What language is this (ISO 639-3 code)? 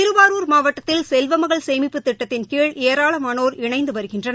tam